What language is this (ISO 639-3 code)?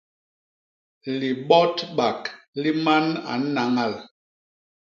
bas